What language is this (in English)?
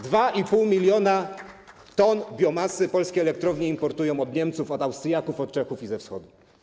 Polish